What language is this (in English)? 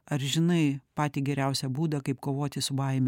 Lithuanian